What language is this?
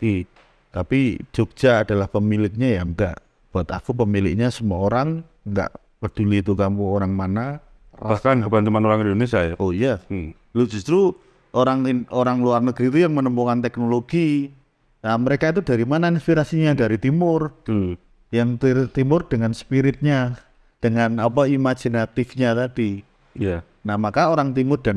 Indonesian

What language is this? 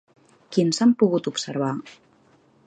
Catalan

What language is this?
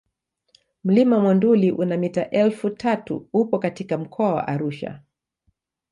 Swahili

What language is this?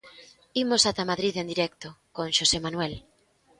Galician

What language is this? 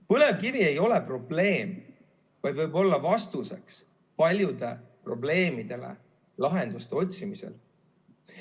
Estonian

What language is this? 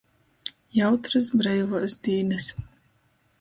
Latgalian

